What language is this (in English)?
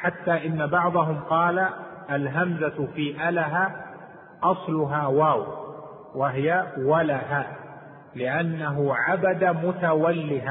Arabic